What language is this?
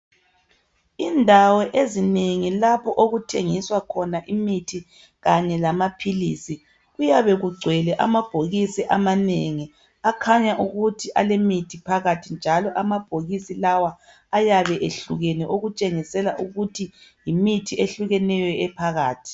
North Ndebele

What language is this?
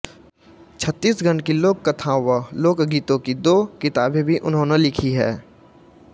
Hindi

